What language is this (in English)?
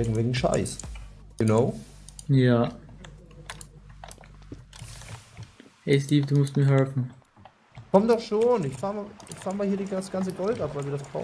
German